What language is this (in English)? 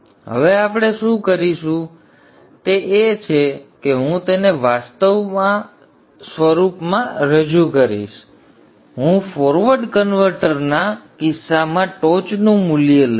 Gujarati